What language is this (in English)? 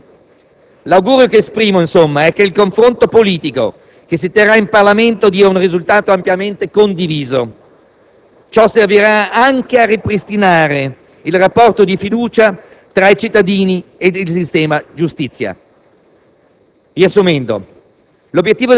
Italian